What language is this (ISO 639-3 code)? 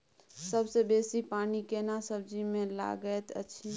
mai